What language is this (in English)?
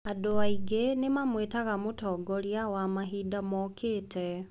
Kikuyu